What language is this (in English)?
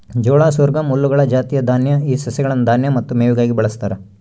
Kannada